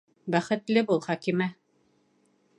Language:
Bashkir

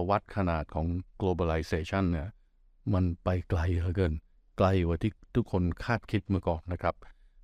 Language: Thai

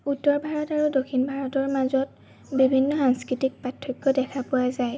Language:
Assamese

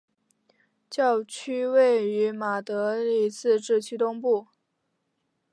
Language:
Chinese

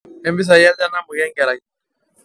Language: Masai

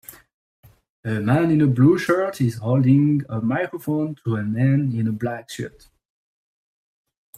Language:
English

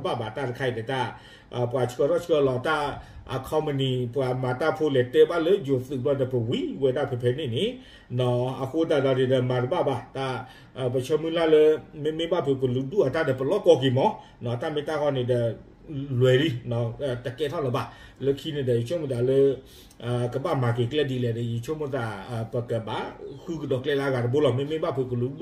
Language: Thai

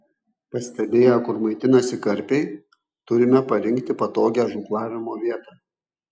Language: Lithuanian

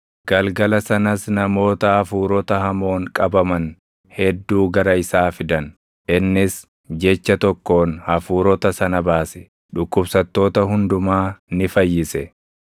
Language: Oromo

